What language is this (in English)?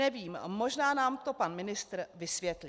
Czech